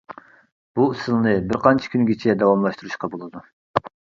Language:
Uyghur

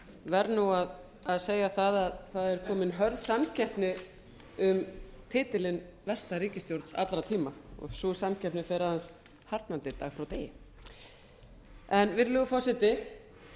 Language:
Icelandic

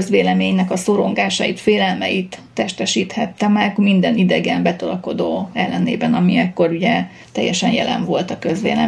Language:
Hungarian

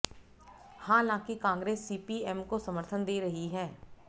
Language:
Hindi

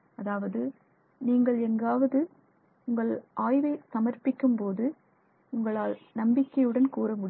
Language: Tamil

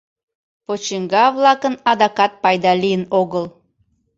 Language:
Mari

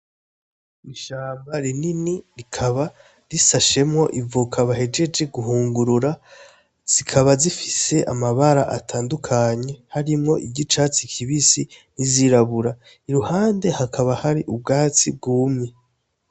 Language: Rundi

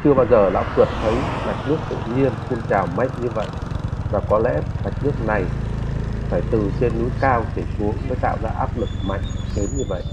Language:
Vietnamese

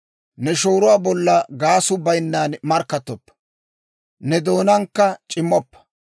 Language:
Dawro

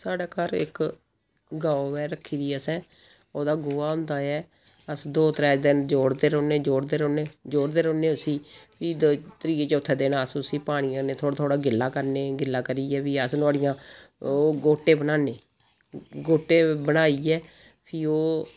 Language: Dogri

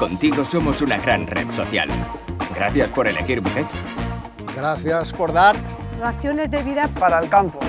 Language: Spanish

